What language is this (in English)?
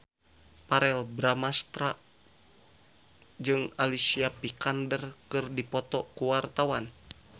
Sundanese